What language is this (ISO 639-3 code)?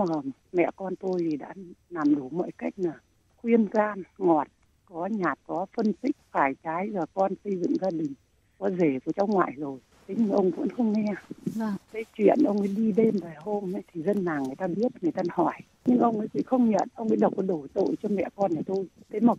vie